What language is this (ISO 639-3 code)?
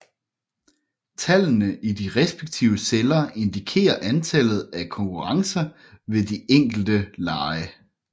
dan